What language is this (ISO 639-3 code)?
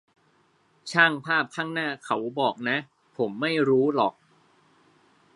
tha